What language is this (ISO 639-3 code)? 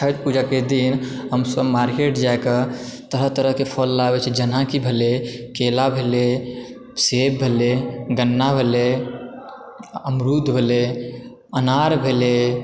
mai